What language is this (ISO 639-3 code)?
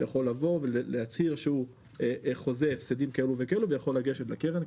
heb